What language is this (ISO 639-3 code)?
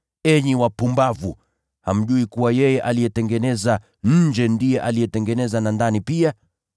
swa